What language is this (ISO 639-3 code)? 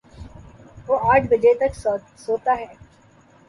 urd